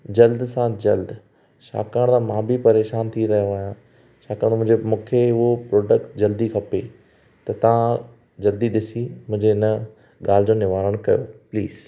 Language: Sindhi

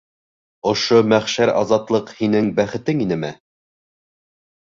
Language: Bashkir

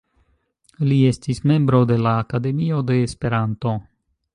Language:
Esperanto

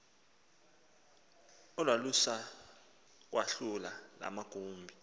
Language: Xhosa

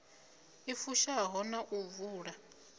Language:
Venda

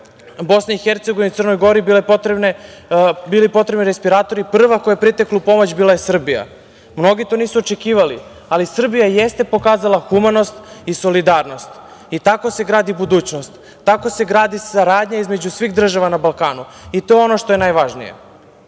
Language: Serbian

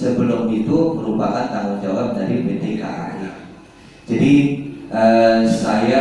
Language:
Indonesian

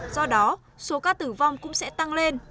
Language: Vietnamese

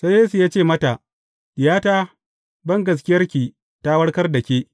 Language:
Hausa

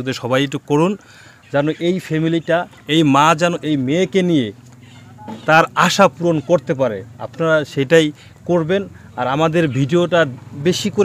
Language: Romanian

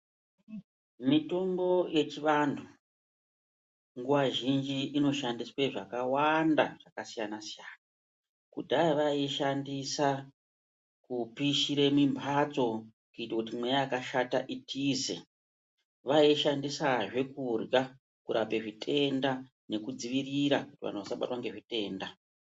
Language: Ndau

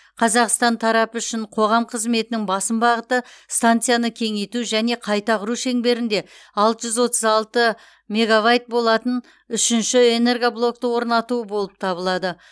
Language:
Kazakh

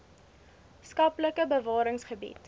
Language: Afrikaans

